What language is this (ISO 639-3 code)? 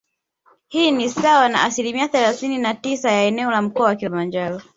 swa